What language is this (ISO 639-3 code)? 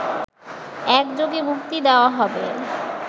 ben